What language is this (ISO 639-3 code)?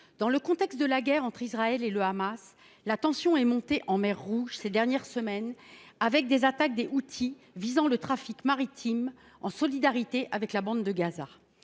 fra